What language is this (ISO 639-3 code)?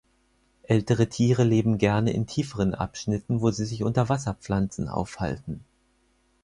deu